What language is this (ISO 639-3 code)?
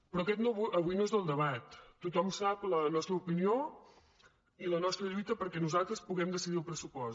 cat